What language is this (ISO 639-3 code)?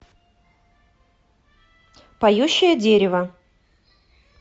rus